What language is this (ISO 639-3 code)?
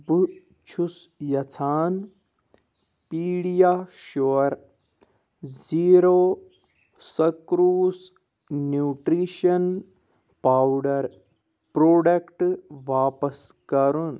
kas